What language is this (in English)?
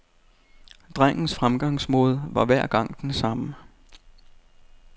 Danish